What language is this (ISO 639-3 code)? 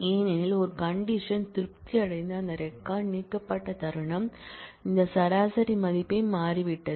tam